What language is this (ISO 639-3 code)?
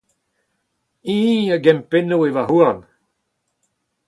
bre